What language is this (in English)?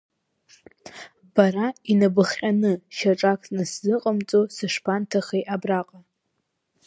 Abkhazian